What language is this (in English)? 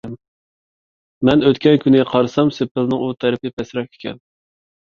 Uyghur